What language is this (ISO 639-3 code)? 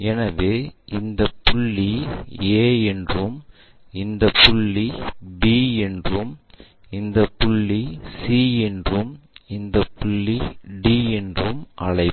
tam